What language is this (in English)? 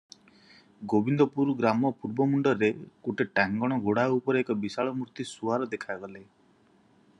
Odia